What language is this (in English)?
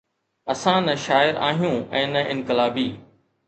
Sindhi